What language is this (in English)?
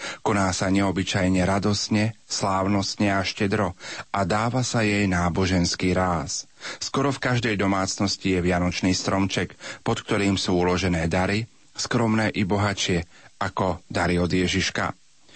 Slovak